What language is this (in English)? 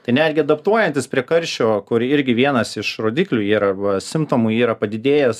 Lithuanian